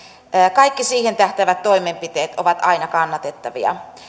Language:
Finnish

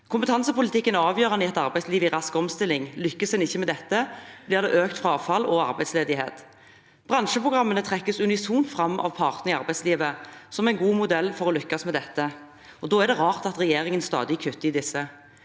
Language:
Norwegian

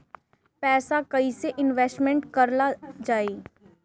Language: Bhojpuri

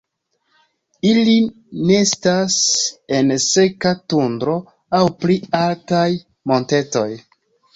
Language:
Esperanto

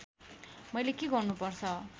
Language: Nepali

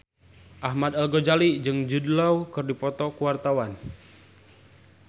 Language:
Sundanese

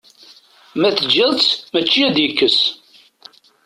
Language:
Kabyle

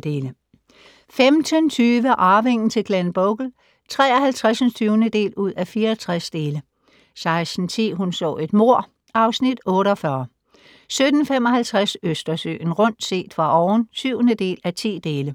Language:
Danish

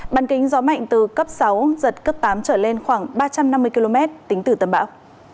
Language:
Vietnamese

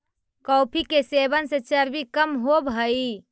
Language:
Magahi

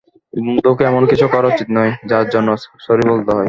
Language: Bangla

